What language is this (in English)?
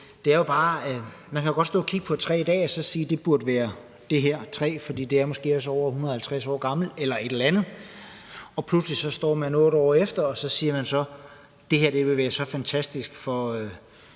Danish